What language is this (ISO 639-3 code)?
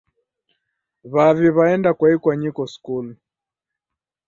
dav